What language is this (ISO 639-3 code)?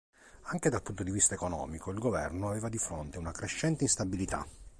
ita